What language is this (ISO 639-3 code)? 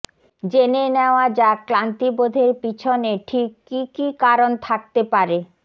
ben